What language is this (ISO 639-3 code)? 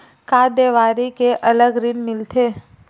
hne